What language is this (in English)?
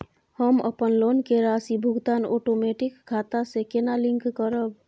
Maithili